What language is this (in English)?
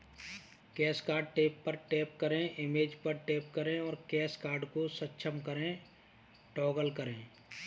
Hindi